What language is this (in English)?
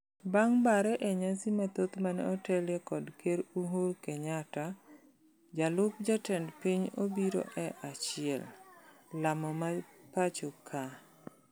Luo (Kenya and Tanzania)